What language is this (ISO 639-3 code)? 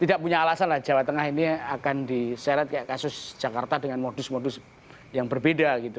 ind